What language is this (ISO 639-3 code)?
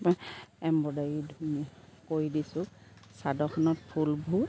asm